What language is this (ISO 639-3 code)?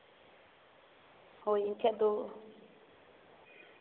sat